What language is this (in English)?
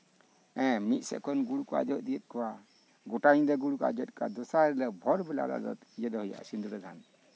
Santali